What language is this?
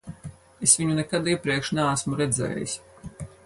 Latvian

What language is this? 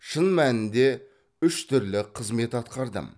Kazakh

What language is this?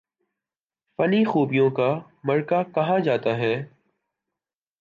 Urdu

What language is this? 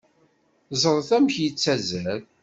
Kabyle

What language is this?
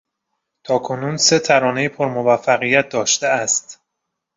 Persian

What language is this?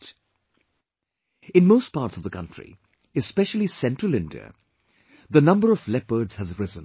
English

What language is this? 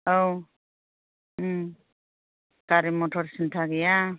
Bodo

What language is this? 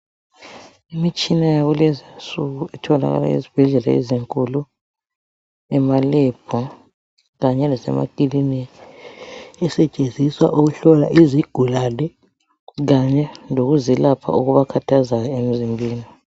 North Ndebele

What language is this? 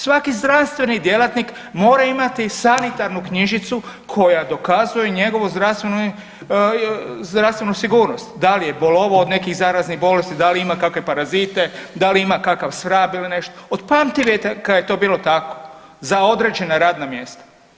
Croatian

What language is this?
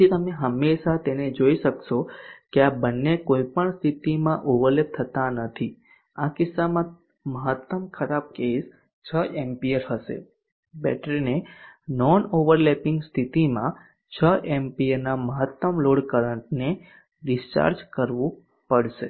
Gujarati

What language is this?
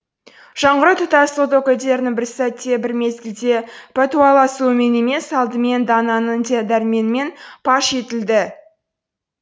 Kazakh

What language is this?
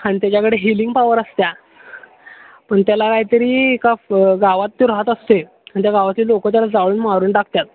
Marathi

